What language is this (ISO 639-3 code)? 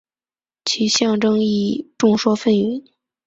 zho